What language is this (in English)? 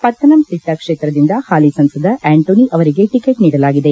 Kannada